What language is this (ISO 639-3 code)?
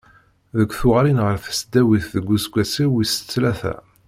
kab